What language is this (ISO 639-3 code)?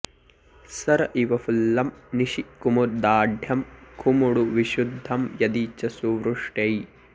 san